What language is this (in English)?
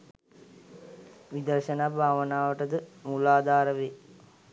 Sinhala